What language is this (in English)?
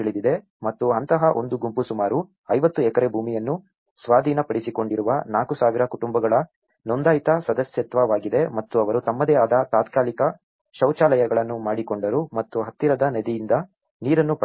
Kannada